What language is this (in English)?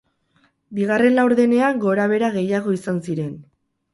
Basque